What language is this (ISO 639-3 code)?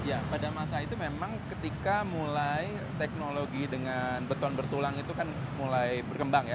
ind